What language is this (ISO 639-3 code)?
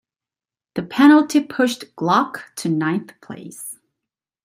eng